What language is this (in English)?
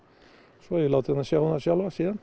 Icelandic